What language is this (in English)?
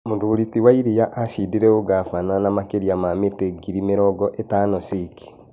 Kikuyu